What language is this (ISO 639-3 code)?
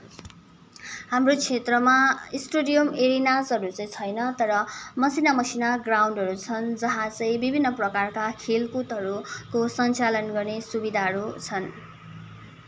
nep